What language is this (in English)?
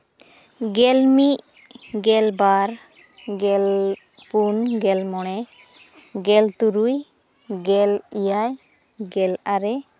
Santali